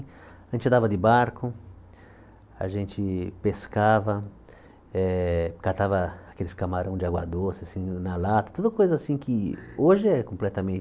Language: Portuguese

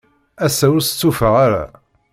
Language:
Kabyle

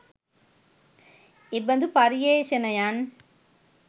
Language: Sinhala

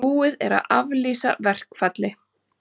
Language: Icelandic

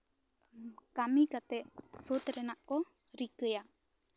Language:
Santali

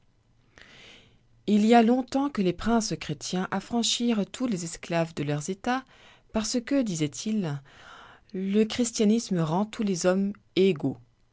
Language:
French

